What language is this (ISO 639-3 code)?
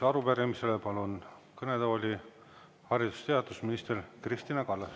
est